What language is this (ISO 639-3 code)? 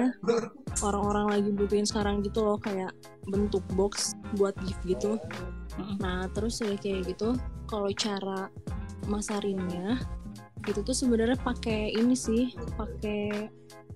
ind